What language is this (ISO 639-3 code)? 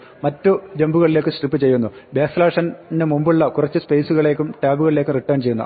mal